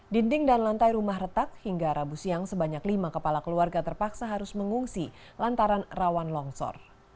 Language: Indonesian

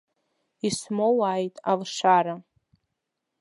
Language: Abkhazian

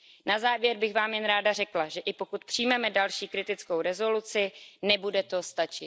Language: Czech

